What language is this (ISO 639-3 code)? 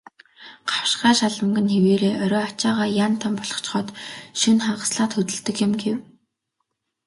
mon